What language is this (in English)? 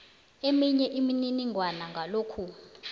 South Ndebele